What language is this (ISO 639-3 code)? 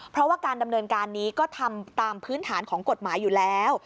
tha